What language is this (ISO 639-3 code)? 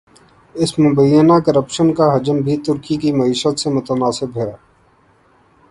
urd